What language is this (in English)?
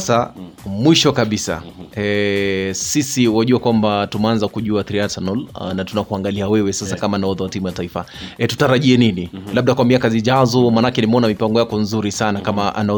Swahili